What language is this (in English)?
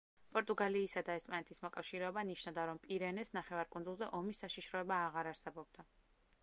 Georgian